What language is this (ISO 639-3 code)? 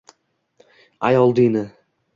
uzb